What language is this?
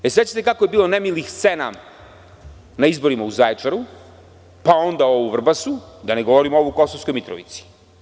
Serbian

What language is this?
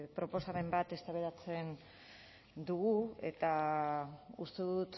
Basque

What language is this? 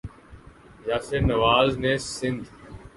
Urdu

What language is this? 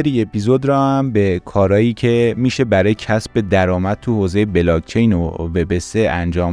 Persian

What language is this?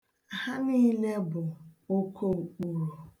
Igbo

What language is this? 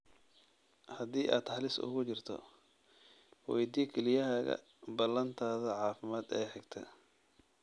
Somali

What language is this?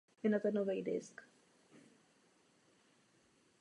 Czech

